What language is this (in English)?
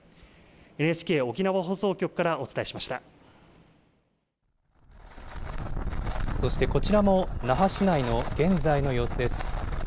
Japanese